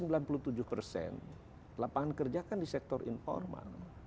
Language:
Indonesian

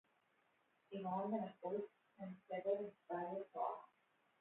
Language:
Hebrew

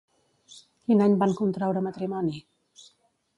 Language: Catalan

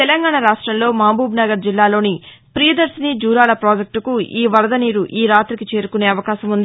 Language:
Telugu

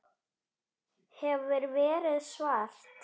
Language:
Icelandic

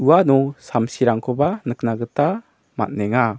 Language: Garo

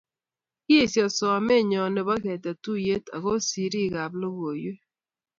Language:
Kalenjin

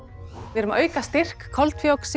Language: Icelandic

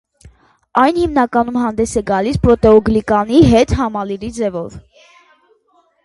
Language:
Armenian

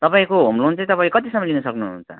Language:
Nepali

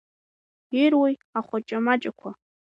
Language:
Abkhazian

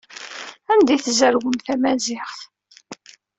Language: Kabyle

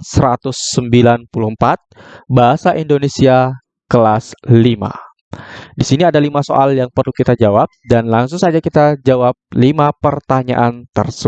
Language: Indonesian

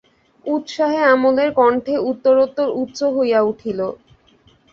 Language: Bangla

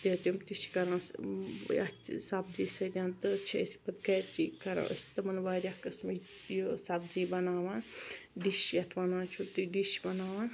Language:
Kashmiri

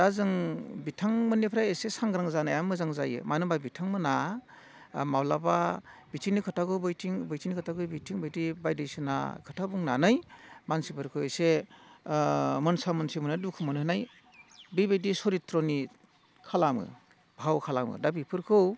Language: Bodo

